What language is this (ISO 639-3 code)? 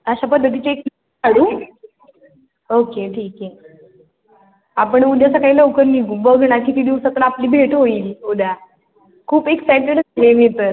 mar